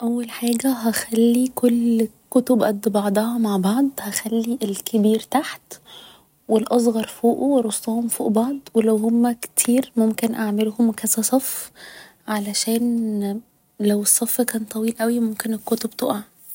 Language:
Egyptian Arabic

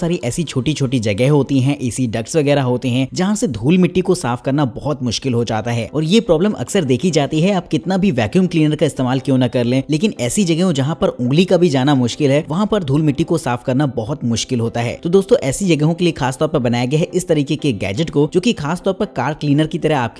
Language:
Hindi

